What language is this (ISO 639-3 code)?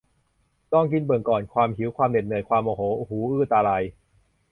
tha